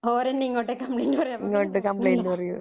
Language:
Malayalam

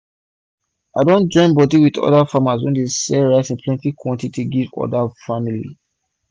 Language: Nigerian Pidgin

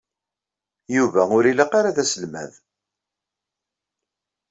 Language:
Kabyle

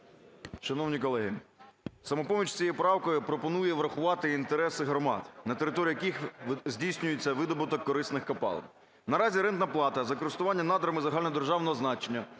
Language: Ukrainian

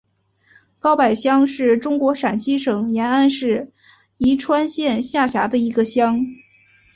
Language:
Chinese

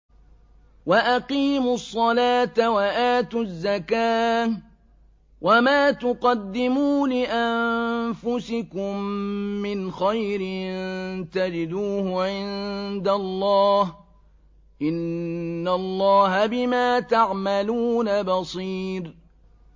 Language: Arabic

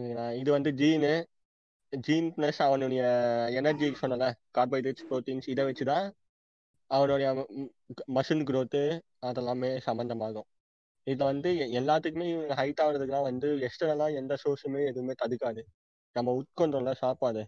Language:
Tamil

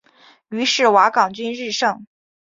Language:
Chinese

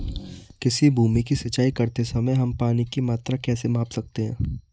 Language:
Hindi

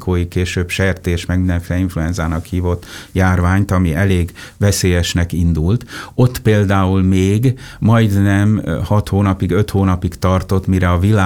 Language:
Hungarian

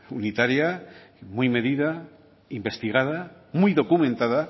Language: Spanish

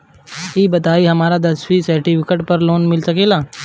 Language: Bhojpuri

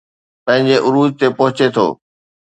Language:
Sindhi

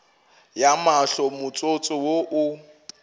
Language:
Northern Sotho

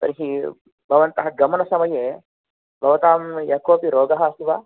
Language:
Sanskrit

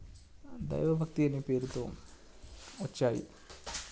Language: Telugu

